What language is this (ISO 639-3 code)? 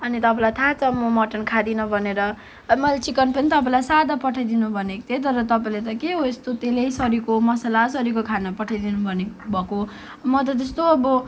nep